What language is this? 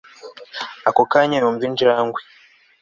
Kinyarwanda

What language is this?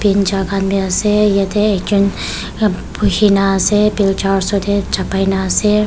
Naga Pidgin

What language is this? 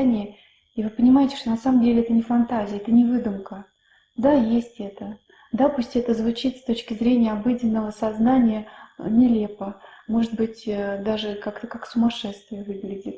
Italian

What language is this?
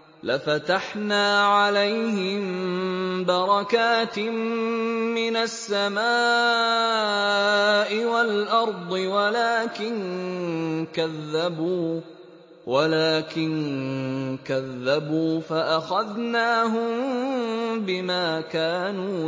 Arabic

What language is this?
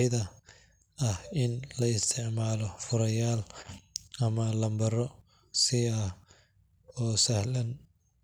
Somali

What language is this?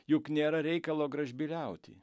Lithuanian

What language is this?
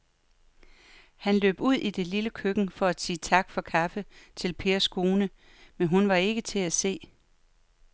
Danish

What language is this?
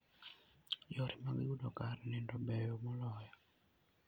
Luo (Kenya and Tanzania)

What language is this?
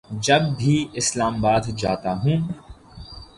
Urdu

